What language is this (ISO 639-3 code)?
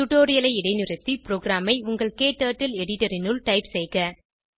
tam